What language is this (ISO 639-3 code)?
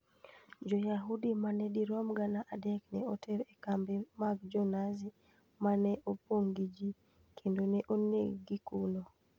luo